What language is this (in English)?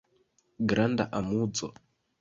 Esperanto